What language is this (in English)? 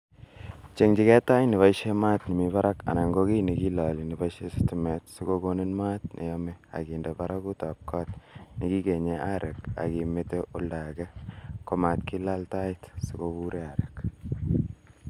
Kalenjin